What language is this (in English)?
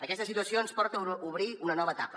Catalan